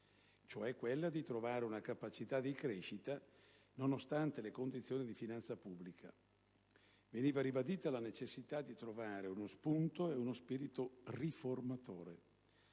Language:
Italian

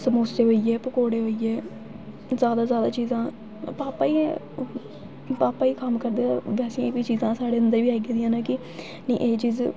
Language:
Dogri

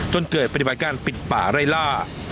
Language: Thai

